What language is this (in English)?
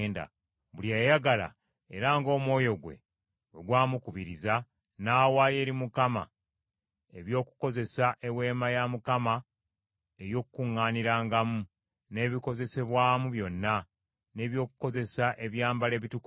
Ganda